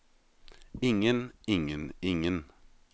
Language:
Norwegian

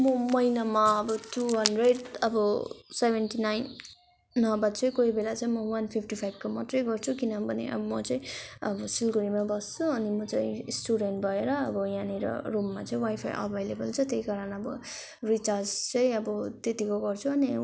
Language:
Nepali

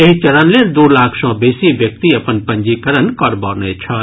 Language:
Maithili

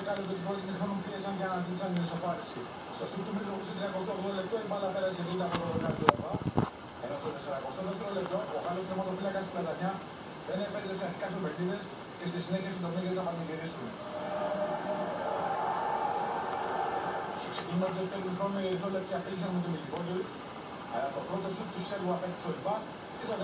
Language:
Greek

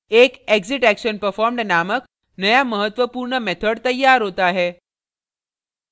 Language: Hindi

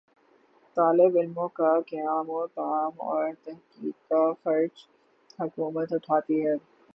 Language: Urdu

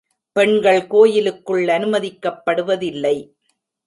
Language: Tamil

